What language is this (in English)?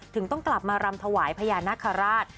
Thai